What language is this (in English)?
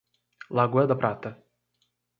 Portuguese